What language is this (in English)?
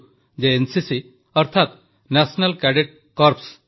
Odia